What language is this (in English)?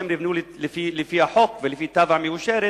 Hebrew